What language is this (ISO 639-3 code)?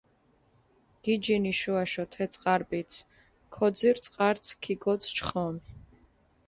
xmf